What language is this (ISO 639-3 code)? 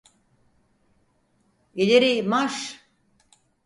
tur